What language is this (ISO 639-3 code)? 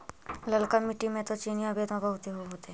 mag